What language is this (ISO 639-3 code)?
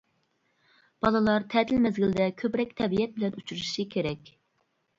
uig